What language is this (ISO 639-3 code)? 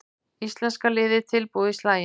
isl